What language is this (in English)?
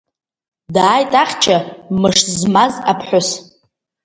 Abkhazian